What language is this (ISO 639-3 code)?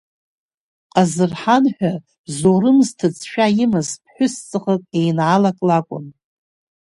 abk